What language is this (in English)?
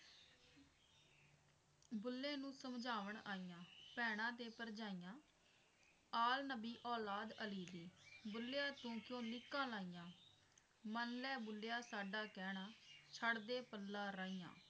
Punjabi